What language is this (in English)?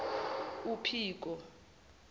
Zulu